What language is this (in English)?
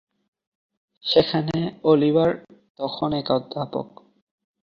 Bangla